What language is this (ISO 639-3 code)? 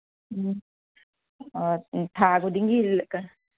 mni